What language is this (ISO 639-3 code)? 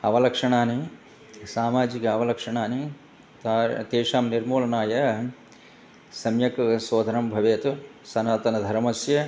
san